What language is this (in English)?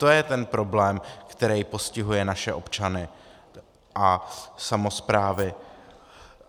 Czech